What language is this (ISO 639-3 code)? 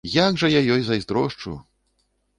bel